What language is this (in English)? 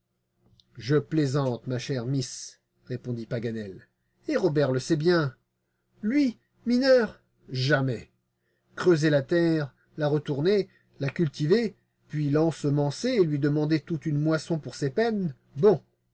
French